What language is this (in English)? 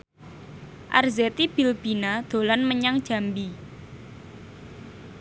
Javanese